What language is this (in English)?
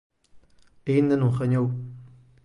Galician